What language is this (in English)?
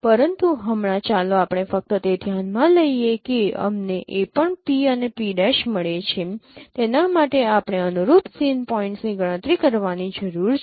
Gujarati